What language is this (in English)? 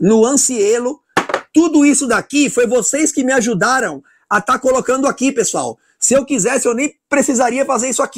Portuguese